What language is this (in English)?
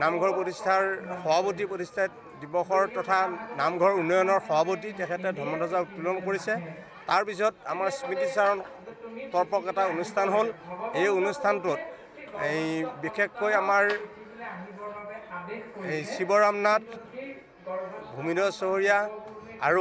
English